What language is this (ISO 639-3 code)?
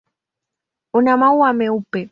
swa